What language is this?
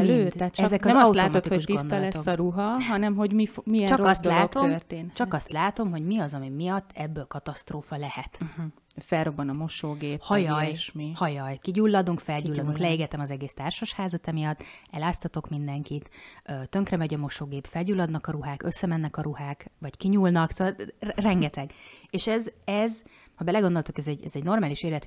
Hungarian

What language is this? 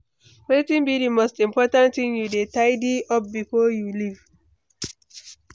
Nigerian Pidgin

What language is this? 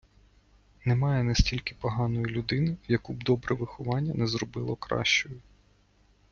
Ukrainian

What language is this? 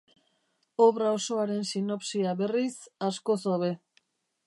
Basque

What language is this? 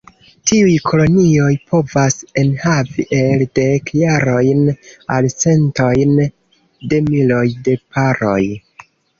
Esperanto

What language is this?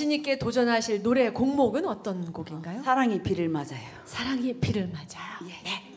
Korean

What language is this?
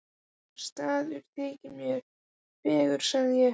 Icelandic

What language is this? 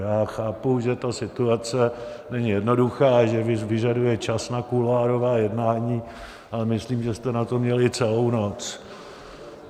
Czech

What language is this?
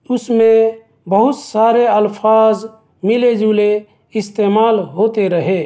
Urdu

